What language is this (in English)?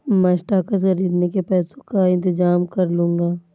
Hindi